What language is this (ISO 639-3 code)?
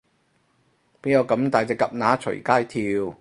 yue